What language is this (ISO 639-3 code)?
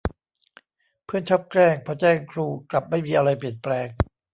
tha